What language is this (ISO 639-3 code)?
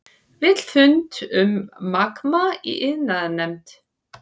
isl